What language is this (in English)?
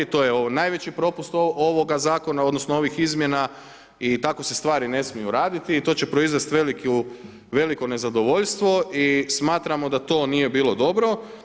Croatian